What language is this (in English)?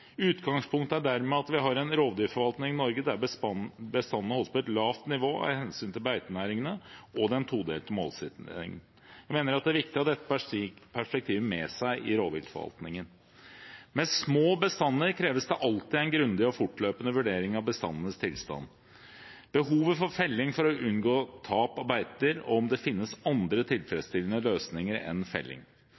Norwegian Bokmål